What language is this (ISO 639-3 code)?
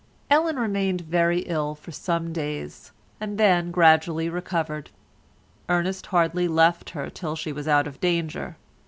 eng